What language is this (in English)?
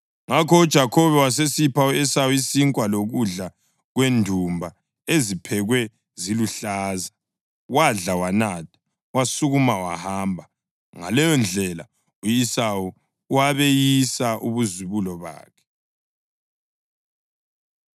North Ndebele